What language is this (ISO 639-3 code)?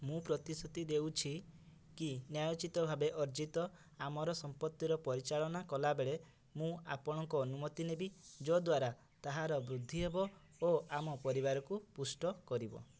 ori